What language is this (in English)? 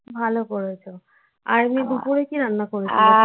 Bangla